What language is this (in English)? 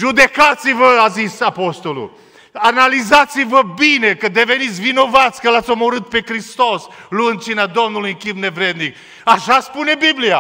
Romanian